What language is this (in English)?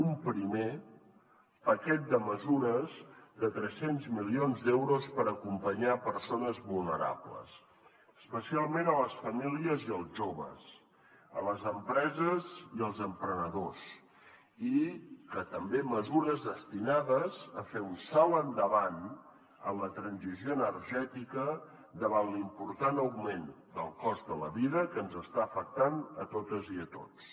Catalan